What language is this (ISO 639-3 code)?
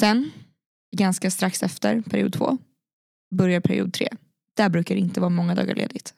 swe